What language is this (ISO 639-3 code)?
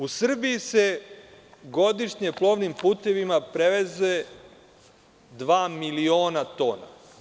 srp